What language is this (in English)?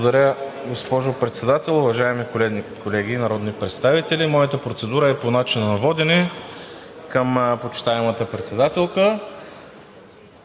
Bulgarian